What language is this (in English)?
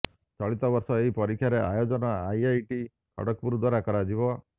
Odia